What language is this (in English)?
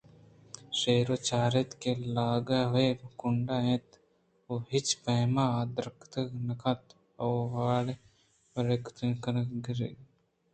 Eastern Balochi